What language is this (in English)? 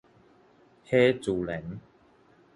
Min Nan Chinese